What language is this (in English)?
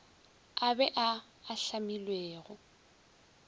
Northern Sotho